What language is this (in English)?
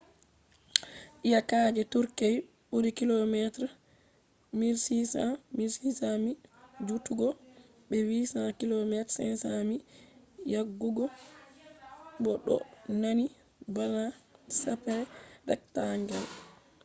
Fula